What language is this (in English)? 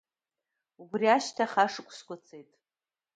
Abkhazian